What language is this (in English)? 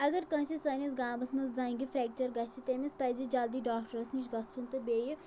Kashmiri